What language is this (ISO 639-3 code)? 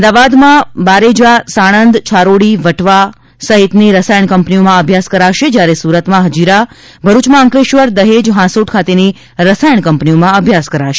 guj